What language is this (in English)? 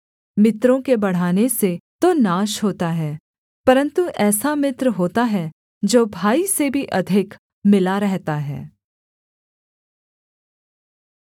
Hindi